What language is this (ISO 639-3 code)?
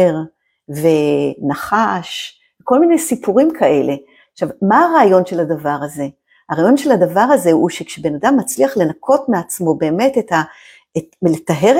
heb